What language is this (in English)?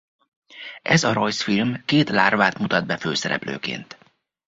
Hungarian